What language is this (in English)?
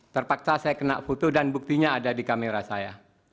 Indonesian